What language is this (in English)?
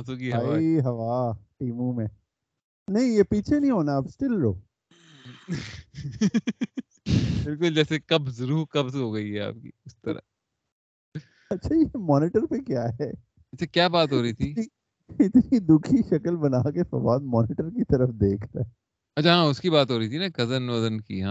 Urdu